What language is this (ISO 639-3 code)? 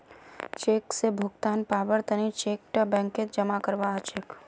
mag